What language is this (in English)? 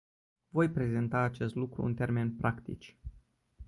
Romanian